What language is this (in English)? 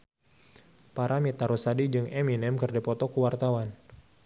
Sundanese